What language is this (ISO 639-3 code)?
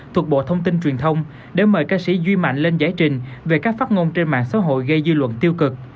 vie